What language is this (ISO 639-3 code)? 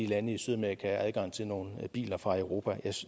dan